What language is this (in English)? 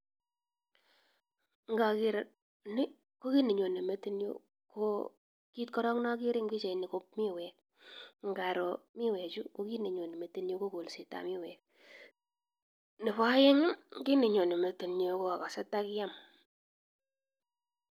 Kalenjin